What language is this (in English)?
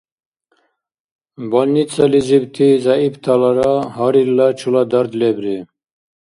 Dargwa